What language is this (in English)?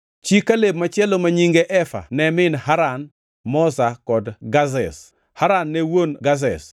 Luo (Kenya and Tanzania)